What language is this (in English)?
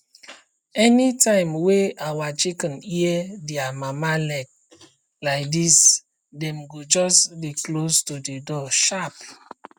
Nigerian Pidgin